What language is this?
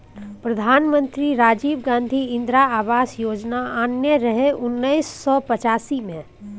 Maithili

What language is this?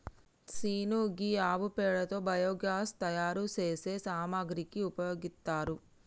Telugu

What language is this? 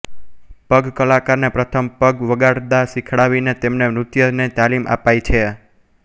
Gujarati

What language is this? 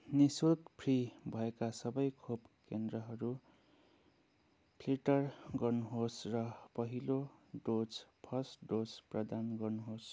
Nepali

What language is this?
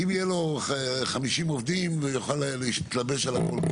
Hebrew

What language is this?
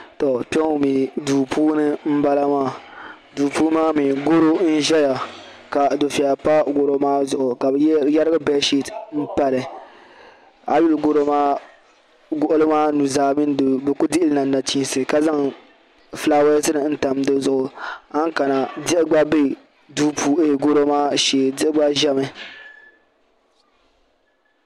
Dagbani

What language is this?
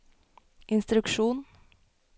Norwegian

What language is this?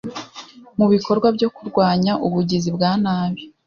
Kinyarwanda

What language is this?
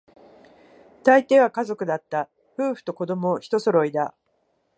Japanese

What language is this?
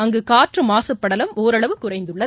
Tamil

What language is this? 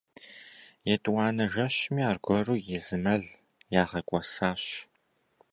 Kabardian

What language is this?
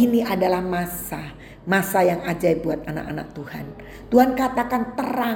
Indonesian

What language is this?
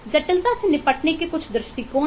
Hindi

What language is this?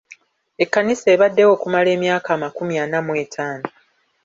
Ganda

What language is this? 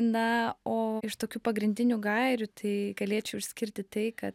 Lithuanian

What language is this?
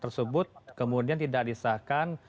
Indonesian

